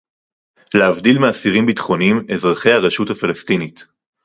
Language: Hebrew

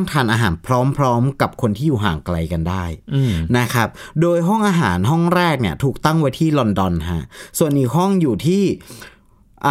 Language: Thai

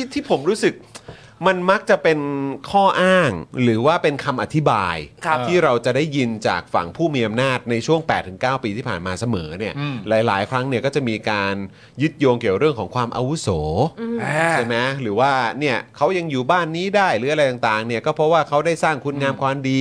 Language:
Thai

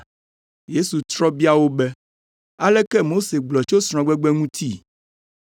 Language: Ewe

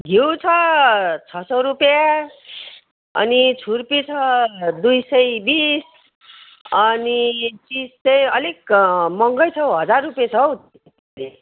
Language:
Nepali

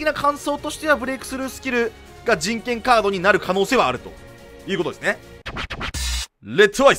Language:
Japanese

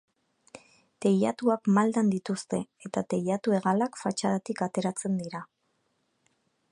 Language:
Basque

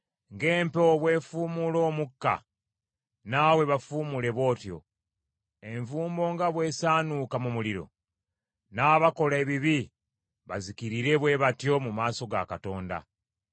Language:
Ganda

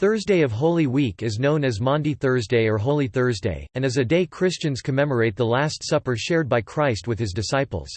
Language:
English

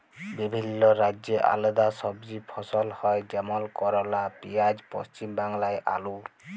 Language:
Bangla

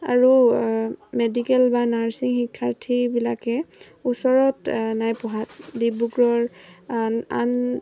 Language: Assamese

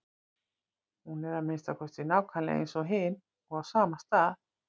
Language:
Icelandic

